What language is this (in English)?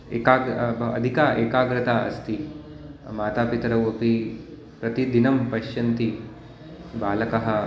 Sanskrit